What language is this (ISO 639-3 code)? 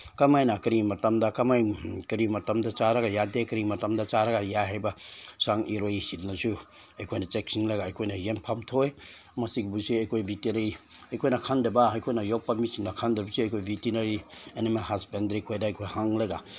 mni